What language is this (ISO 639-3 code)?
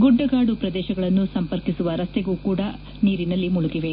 kan